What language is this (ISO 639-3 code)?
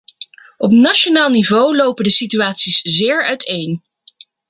nld